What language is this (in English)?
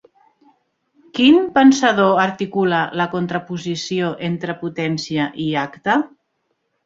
Catalan